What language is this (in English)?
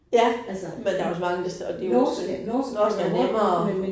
Danish